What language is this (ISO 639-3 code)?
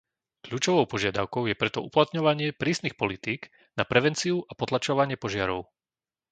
slk